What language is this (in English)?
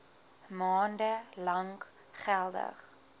Afrikaans